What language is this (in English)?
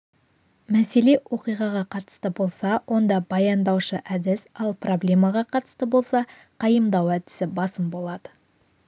Kazakh